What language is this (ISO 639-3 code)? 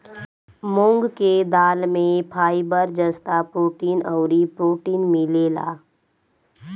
bho